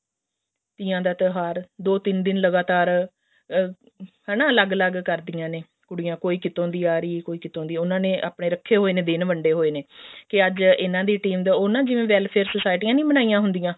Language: Punjabi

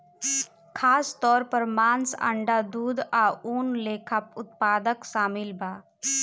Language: Bhojpuri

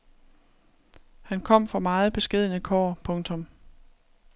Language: Danish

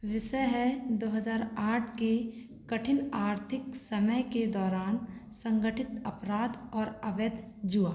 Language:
Hindi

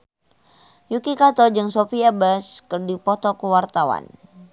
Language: Sundanese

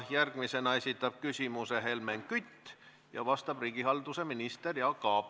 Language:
Estonian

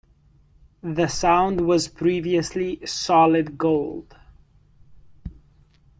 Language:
English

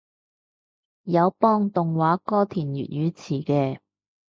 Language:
Cantonese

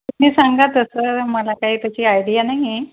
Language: Marathi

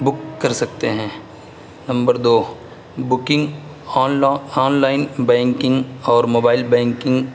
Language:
Urdu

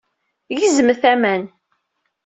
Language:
Kabyle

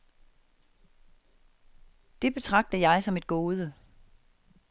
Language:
Danish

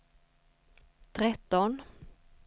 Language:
Swedish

